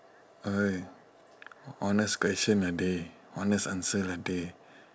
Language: English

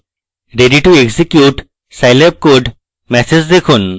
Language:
Bangla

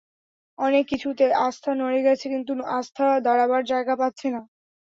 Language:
Bangla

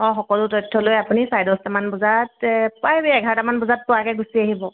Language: Assamese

